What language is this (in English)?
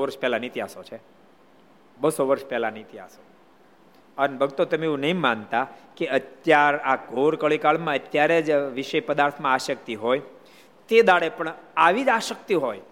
Gujarati